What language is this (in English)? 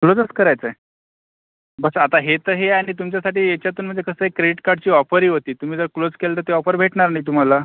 Marathi